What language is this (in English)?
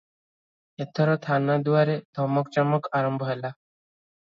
Odia